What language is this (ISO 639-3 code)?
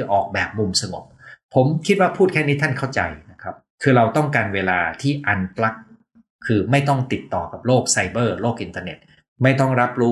tha